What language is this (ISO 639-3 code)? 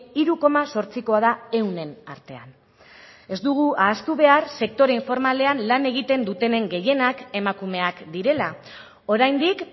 eus